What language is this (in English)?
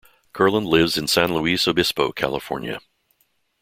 English